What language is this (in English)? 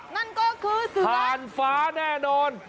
Thai